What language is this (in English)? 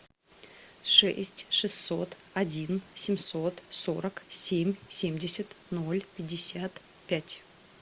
Russian